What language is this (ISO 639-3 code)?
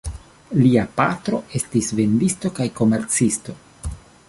epo